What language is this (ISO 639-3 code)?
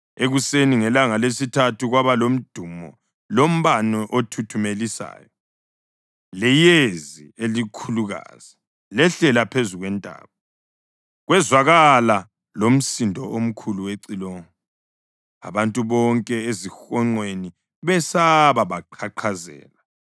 nde